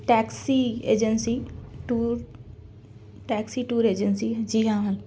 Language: Urdu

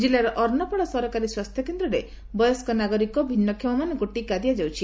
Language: Odia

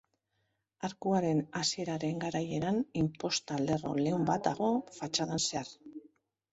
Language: Basque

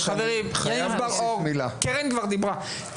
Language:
Hebrew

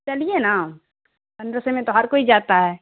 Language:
Urdu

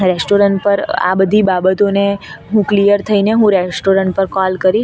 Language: Gujarati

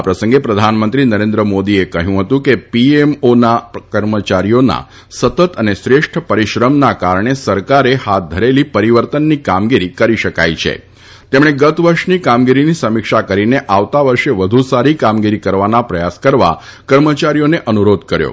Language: Gujarati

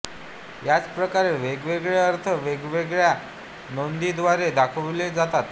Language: Marathi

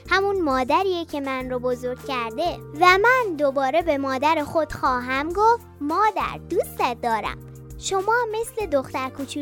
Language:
Persian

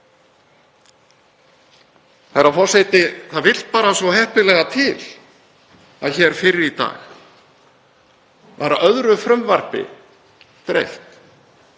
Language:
Icelandic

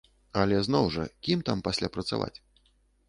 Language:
Belarusian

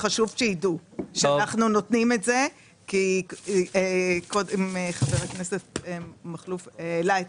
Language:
Hebrew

